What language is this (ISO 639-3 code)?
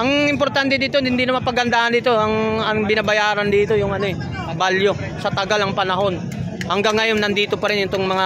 fil